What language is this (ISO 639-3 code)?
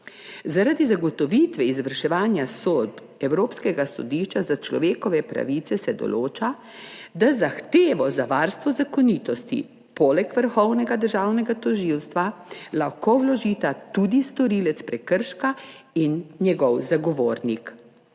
slv